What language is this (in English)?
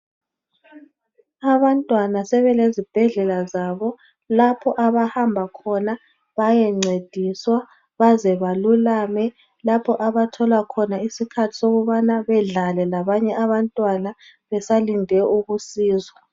North Ndebele